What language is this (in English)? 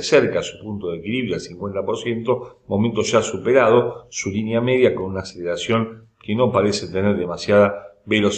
Spanish